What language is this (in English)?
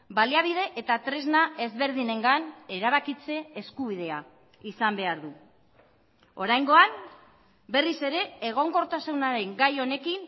Basque